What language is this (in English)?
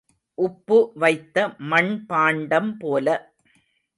Tamil